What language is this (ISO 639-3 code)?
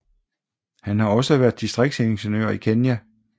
dan